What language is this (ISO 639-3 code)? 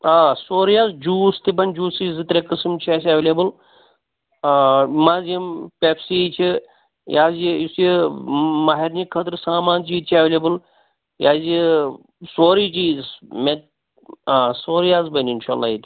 kas